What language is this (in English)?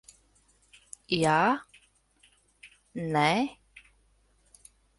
Latvian